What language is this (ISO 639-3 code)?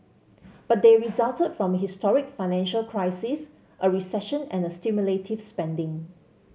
eng